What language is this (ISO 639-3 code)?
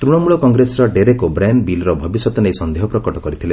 ori